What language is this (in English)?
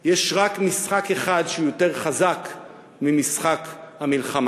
Hebrew